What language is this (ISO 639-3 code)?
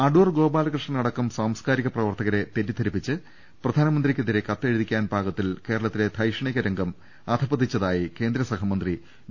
mal